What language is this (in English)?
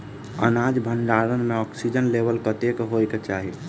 Maithili